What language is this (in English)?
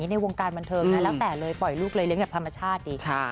Thai